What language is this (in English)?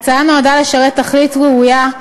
Hebrew